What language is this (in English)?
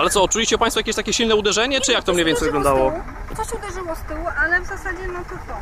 Polish